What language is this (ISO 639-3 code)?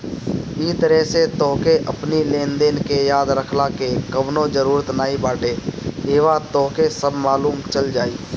bho